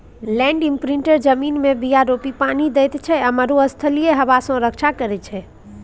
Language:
Maithili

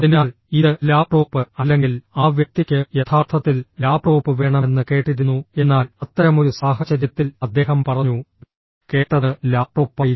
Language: Malayalam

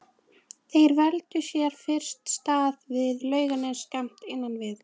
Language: Icelandic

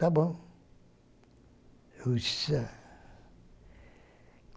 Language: Portuguese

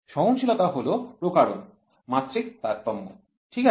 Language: Bangla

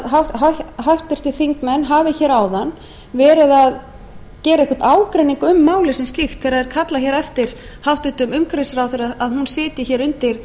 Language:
Icelandic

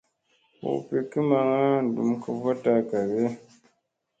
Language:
Musey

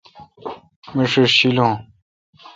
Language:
Kalkoti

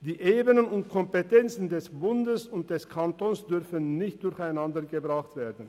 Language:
Swiss German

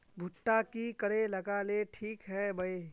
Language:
Magahi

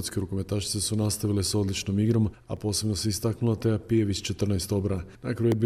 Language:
Croatian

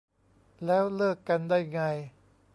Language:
Thai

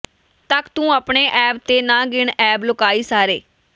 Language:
Punjabi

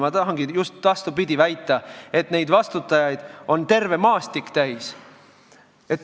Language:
Estonian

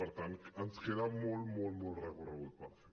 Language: Catalan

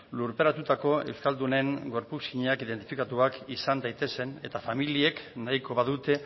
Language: Basque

